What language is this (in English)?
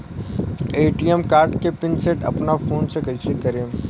Bhojpuri